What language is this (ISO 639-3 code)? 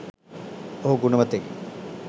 sin